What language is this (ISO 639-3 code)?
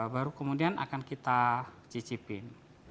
ind